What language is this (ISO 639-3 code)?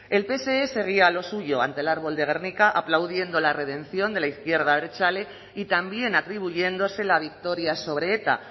spa